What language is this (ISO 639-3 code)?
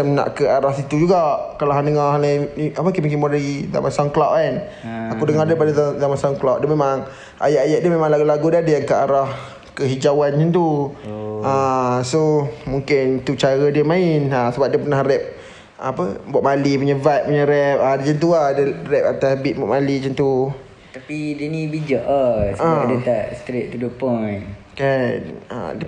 msa